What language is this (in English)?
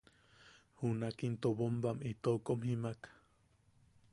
Yaqui